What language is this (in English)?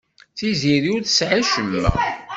Kabyle